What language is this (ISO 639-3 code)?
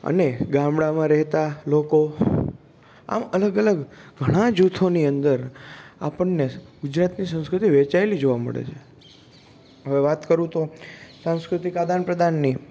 guj